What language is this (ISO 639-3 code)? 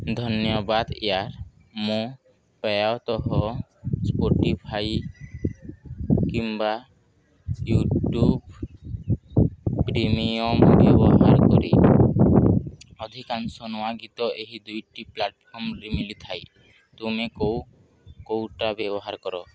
ori